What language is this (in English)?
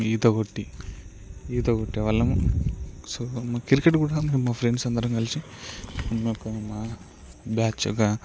Telugu